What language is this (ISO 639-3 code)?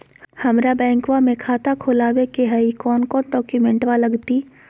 mag